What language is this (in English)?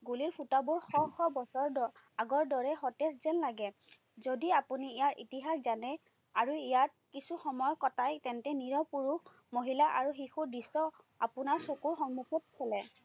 Assamese